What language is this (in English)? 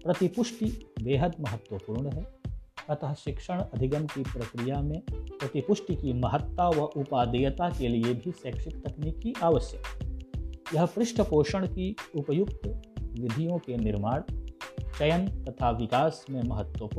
Hindi